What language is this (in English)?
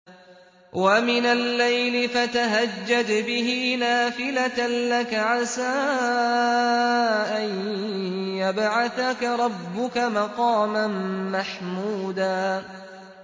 Arabic